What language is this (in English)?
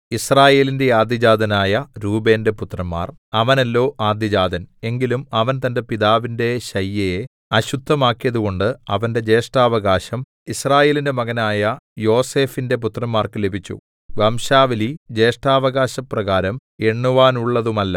Malayalam